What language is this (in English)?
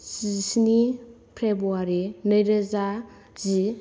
Bodo